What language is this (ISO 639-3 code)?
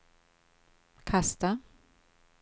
swe